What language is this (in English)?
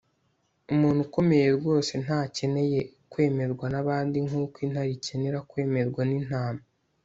Kinyarwanda